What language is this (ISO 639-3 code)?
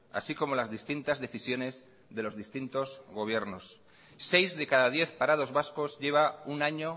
spa